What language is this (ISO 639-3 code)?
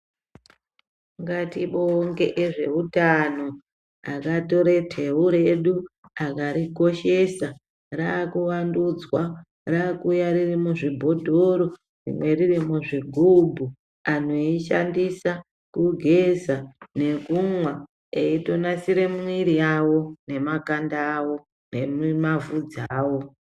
ndc